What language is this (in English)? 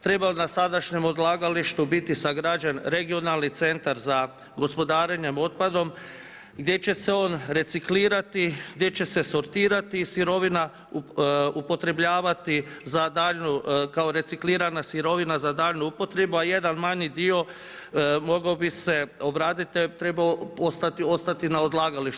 Croatian